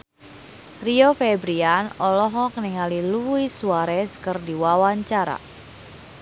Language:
Sundanese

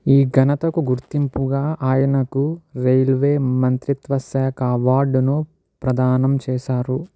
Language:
Telugu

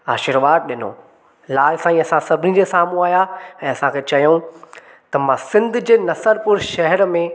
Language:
Sindhi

